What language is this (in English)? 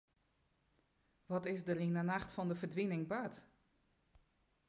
Western Frisian